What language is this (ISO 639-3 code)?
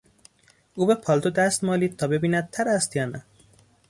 fas